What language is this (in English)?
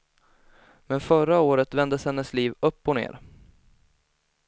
Swedish